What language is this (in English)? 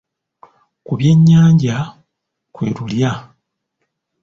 Ganda